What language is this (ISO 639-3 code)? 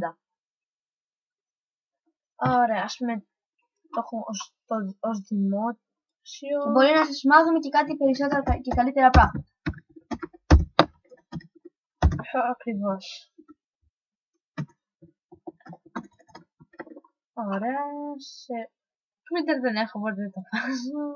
ell